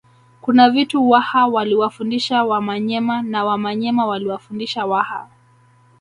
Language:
Swahili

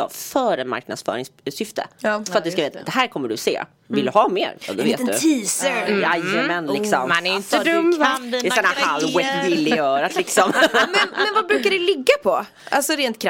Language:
Swedish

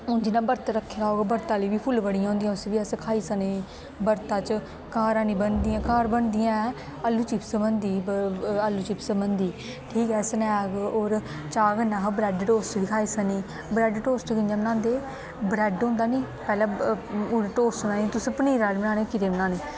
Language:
Dogri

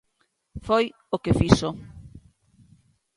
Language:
Galician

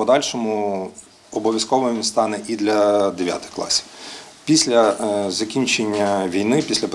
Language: Ukrainian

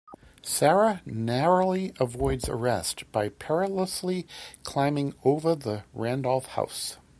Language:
English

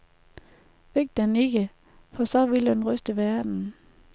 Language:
Danish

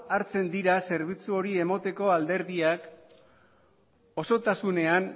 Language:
Basque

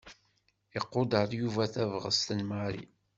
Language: Kabyle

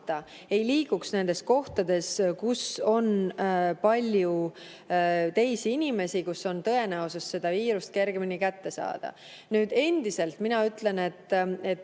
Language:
Estonian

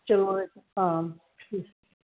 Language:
Punjabi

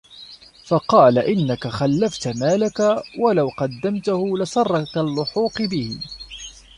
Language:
Arabic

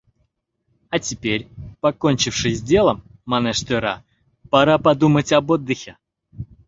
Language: Mari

